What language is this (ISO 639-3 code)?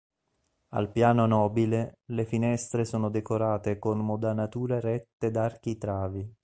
ita